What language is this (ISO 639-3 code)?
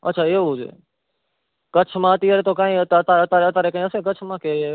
guj